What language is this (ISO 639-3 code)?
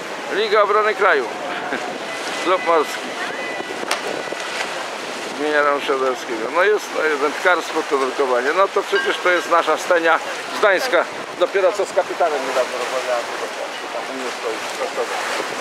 pol